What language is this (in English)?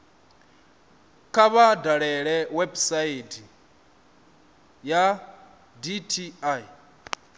Venda